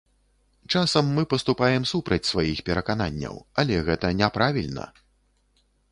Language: Belarusian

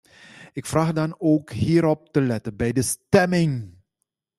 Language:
Dutch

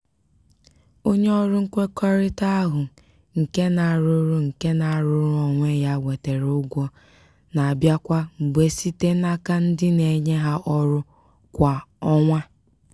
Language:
Igbo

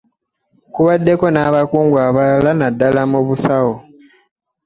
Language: Ganda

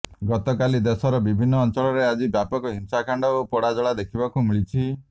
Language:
Odia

